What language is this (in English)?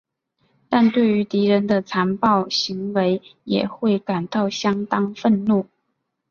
Chinese